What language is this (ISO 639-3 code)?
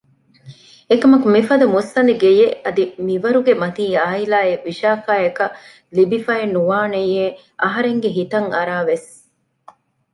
div